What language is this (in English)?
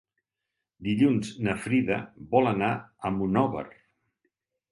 Catalan